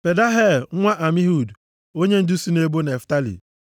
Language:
Igbo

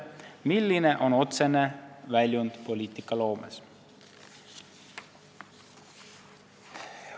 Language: Estonian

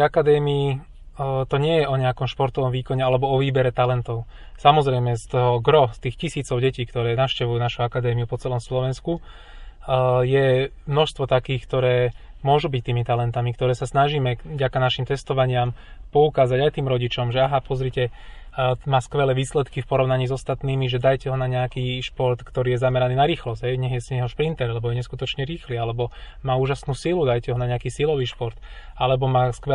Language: Slovak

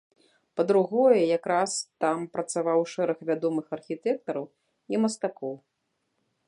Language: Belarusian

